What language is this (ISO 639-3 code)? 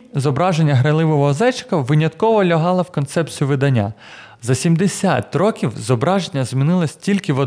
ukr